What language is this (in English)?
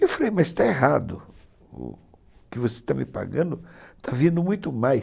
Portuguese